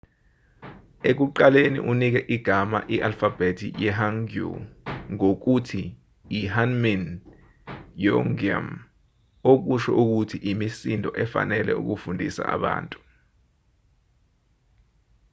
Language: Zulu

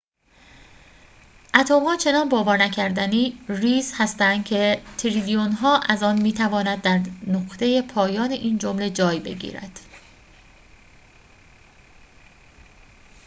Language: Persian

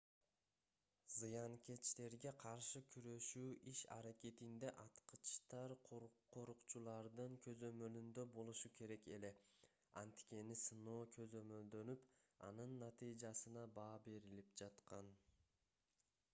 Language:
Kyrgyz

